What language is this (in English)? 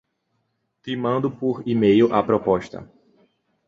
Portuguese